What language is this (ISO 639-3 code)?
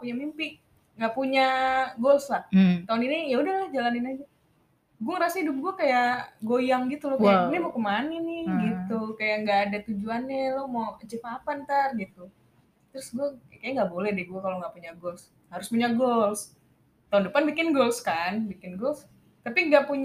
ind